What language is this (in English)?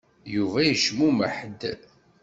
Kabyle